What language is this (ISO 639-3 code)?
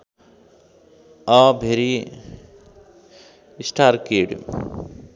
nep